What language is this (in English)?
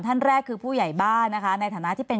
Thai